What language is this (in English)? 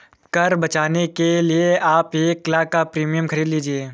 Hindi